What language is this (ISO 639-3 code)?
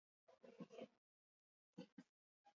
eus